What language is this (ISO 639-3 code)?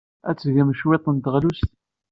kab